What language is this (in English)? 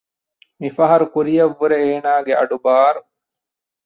Divehi